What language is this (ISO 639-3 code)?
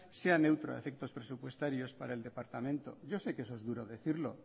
spa